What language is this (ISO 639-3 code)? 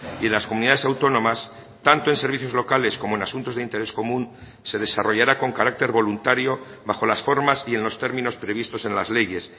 spa